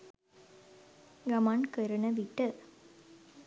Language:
Sinhala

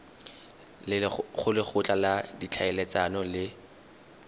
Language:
Tswana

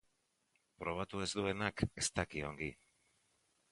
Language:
Basque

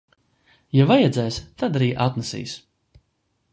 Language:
Latvian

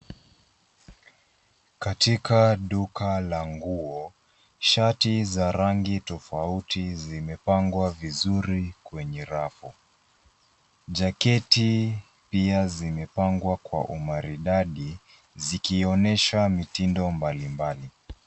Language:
Swahili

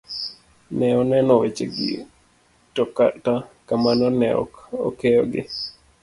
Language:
Luo (Kenya and Tanzania)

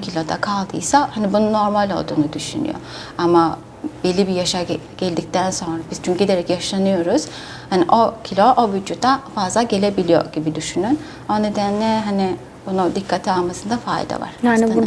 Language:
Turkish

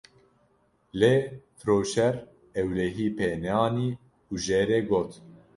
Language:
Kurdish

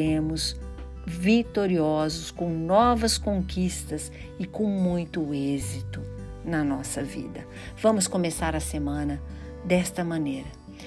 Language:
Portuguese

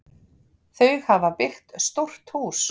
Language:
Icelandic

